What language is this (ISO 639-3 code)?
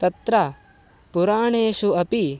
san